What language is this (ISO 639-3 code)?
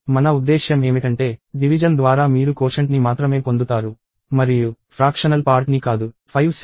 tel